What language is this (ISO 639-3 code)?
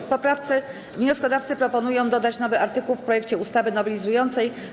pol